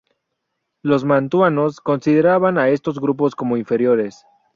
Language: Spanish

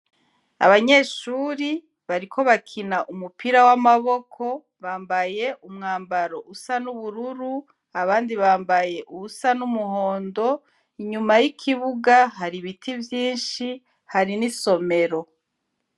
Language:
Rundi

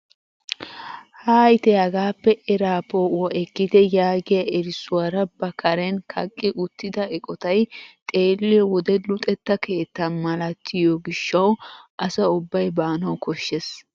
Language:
Wolaytta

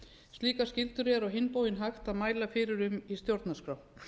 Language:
Icelandic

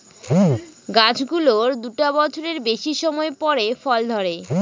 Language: Bangla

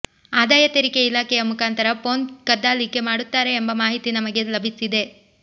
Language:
Kannada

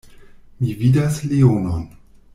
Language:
Esperanto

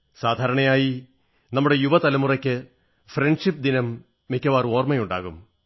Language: Malayalam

